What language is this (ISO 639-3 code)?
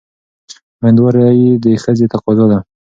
pus